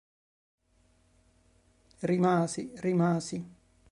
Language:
Italian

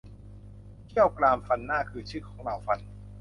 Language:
Thai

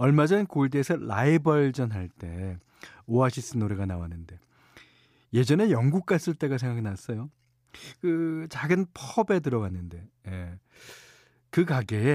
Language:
Korean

